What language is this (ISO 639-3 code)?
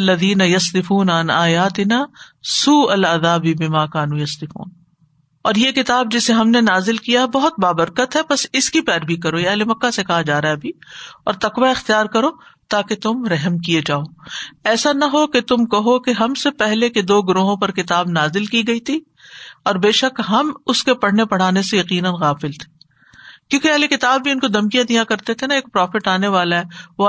urd